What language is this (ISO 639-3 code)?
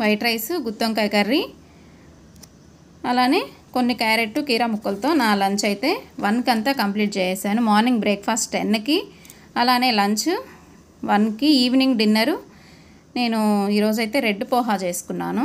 tel